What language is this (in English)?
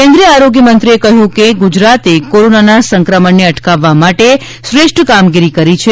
Gujarati